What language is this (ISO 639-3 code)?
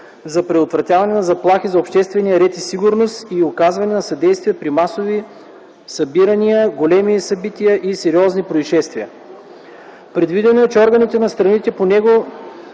bul